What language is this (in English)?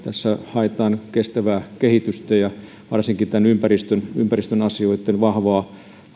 Finnish